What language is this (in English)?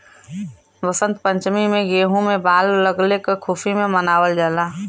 Bhojpuri